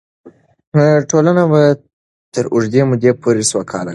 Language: Pashto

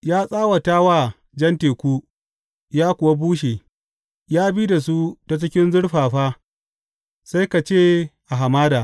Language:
Hausa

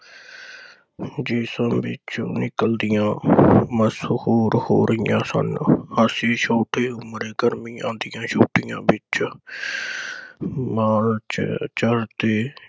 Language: Punjabi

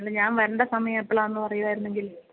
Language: Malayalam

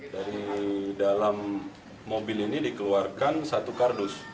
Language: Indonesian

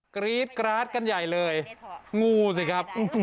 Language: Thai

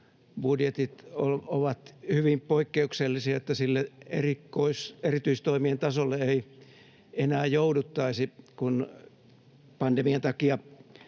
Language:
Finnish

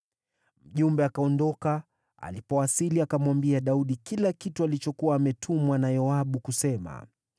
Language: Swahili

